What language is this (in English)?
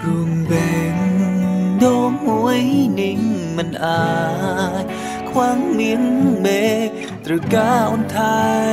Thai